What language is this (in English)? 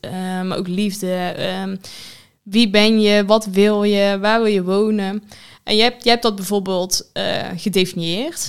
Dutch